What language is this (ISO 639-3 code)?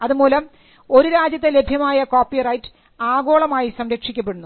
mal